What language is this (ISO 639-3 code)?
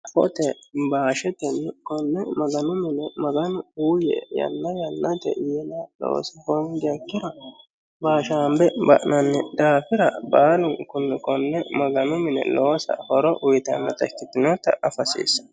sid